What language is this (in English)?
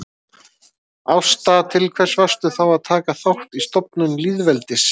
Icelandic